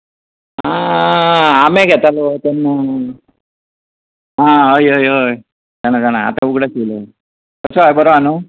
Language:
Konkani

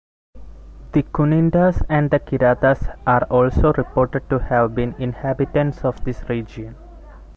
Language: English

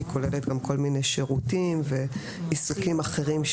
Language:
Hebrew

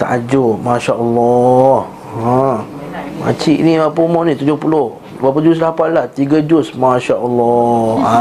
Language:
Malay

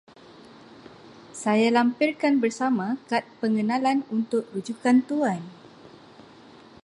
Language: Malay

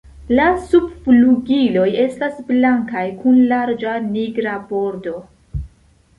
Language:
Esperanto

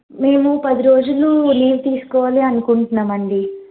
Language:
Telugu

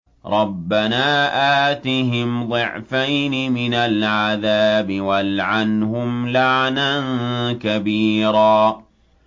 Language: Arabic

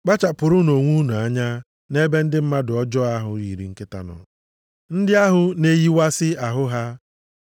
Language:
Igbo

